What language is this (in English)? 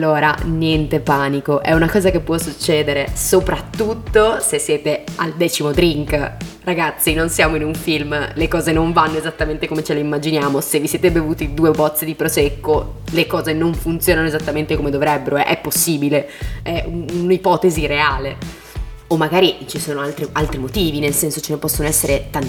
Italian